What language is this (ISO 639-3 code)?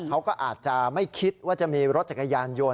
tha